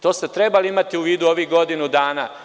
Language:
Serbian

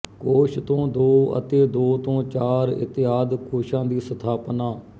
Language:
Punjabi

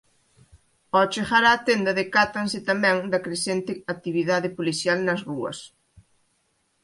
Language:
Galician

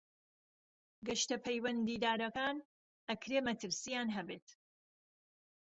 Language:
Central Kurdish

